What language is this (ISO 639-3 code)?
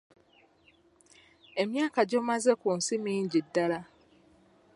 lug